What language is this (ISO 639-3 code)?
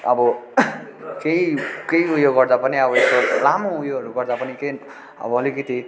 nep